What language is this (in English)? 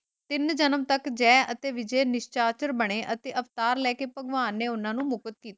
Punjabi